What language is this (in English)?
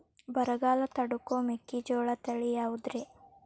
Kannada